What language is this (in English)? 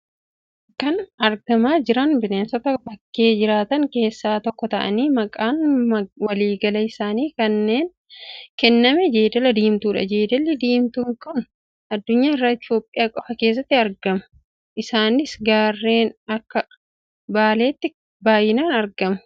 Oromo